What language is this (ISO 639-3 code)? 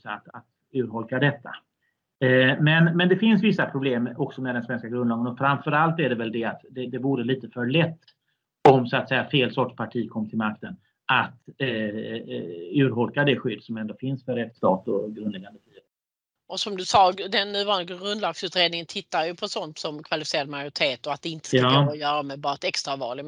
swe